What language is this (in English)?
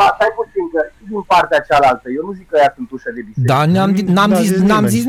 Romanian